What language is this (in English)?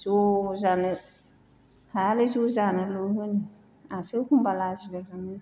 Bodo